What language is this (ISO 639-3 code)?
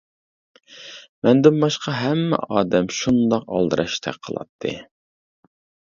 uig